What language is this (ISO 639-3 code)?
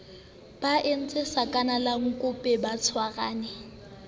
sot